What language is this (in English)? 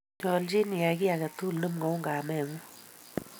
Kalenjin